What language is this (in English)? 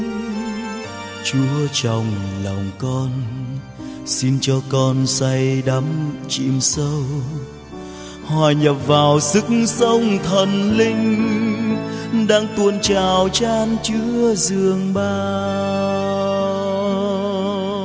Vietnamese